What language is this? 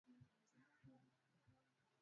Swahili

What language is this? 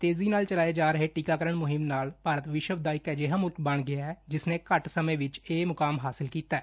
Punjabi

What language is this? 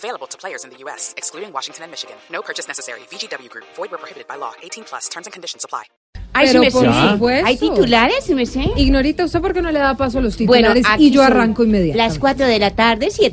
Spanish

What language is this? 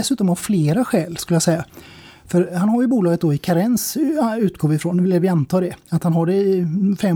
Swedish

